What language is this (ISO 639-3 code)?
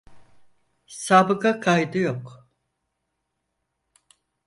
tur